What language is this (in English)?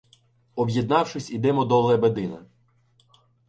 Ukrainian